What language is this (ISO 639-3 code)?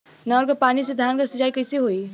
bho